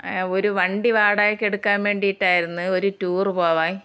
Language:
Malayalam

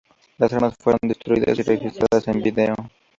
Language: Spanish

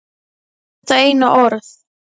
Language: Icelandic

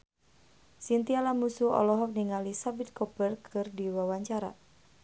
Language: Sundanese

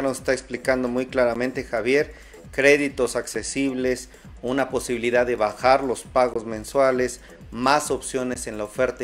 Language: Spanish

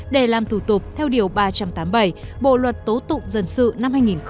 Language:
Vietnamese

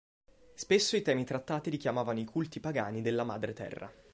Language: Italian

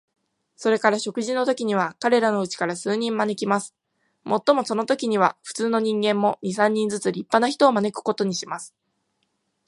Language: Japanese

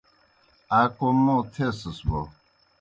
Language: Kohistani Shina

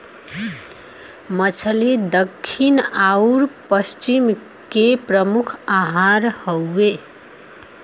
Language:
Bhojpuri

